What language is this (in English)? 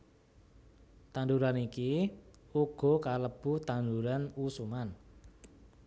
Javanese